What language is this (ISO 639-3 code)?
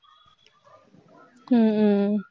tam